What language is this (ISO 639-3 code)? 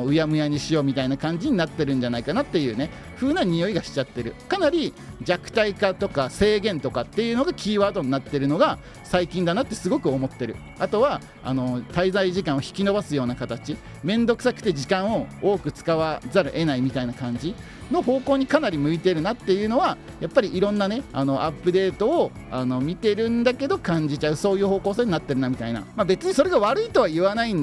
jpn